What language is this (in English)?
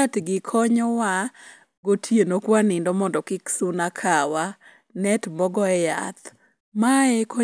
Luo (Kenya and Tanzania)